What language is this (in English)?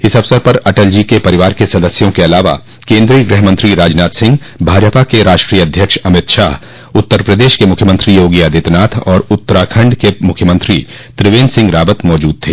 Hindi